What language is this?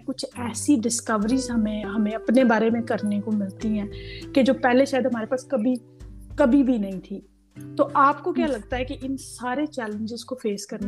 Urdu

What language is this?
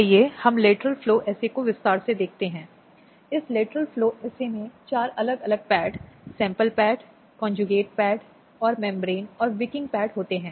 Hindi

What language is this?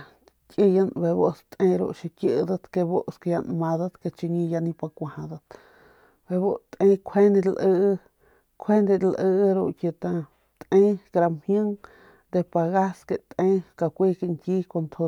Northern Pame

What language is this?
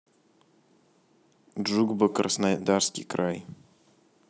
Russian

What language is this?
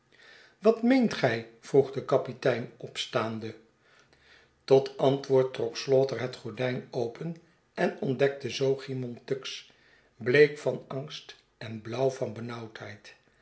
Dutch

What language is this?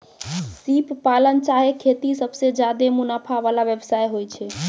Maithili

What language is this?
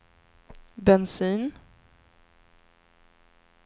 Swedish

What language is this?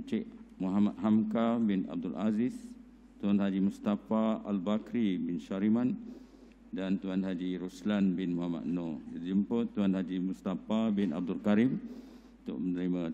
Malay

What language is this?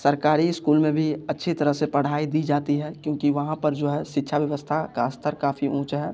Hindi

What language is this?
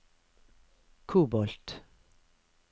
Norwegian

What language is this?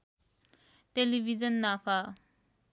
Nepali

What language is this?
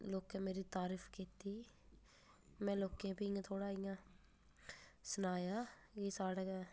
Dogri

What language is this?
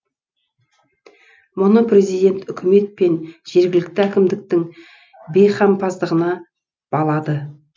Kazakh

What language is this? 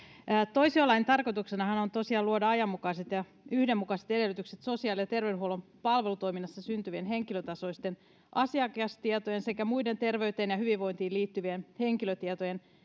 Finnish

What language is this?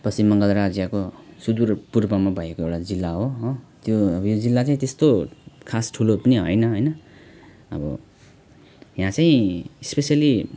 Nepali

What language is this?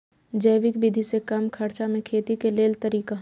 Maithili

